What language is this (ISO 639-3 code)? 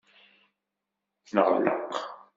kab